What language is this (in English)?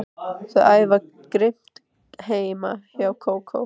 Icelandic